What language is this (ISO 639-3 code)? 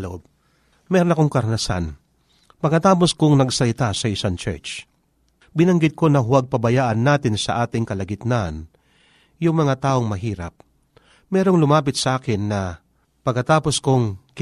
fil